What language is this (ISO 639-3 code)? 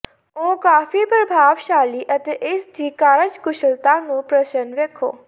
pan